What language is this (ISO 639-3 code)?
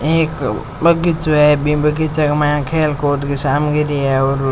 raj